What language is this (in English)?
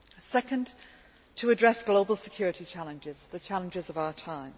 English